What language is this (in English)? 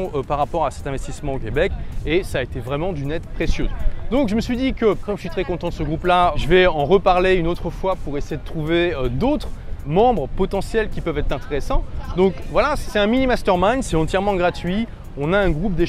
French